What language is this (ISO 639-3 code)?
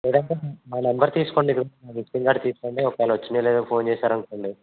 tel